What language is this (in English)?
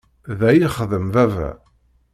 Kabyle